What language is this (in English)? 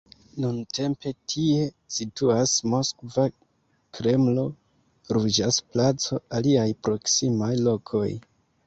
Esperanto